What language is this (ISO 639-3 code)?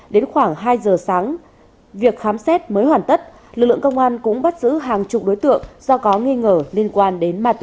vie